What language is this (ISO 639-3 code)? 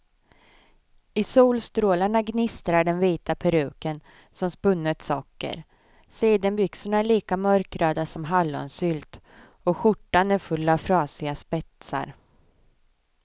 swe